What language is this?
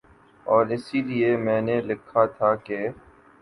Urdu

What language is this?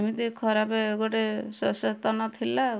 Odia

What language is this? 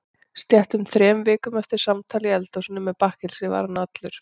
Icelandic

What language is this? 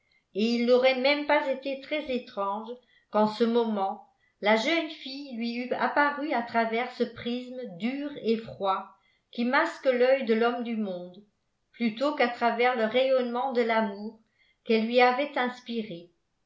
French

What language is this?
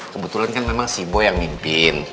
Indonesian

